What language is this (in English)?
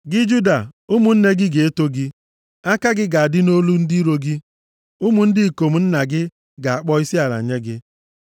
Igbo